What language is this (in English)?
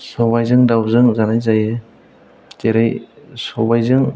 Bodo